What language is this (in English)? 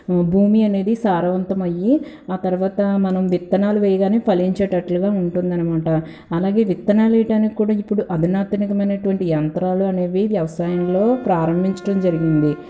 Telugu